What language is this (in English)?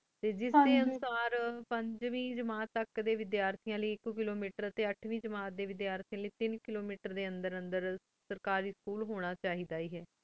Punjabi